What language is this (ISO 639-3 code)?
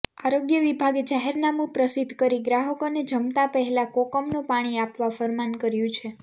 guj